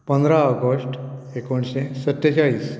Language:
Konkani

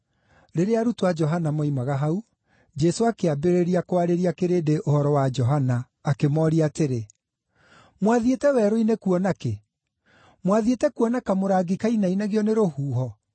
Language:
Kikuyu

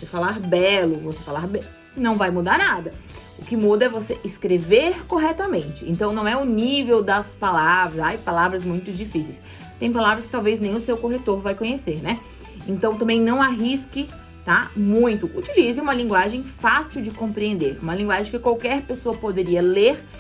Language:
Portuguese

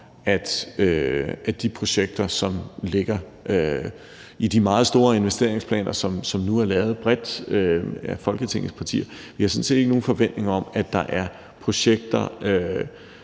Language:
Danish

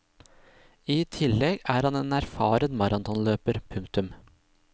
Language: Norwegian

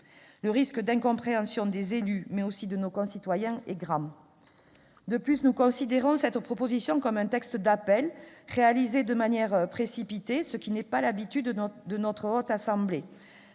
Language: French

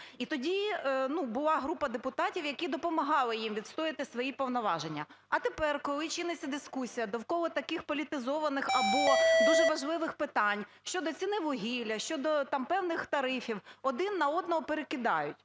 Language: Ukrainian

